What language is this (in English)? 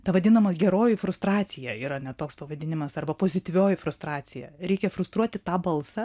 Lithuanian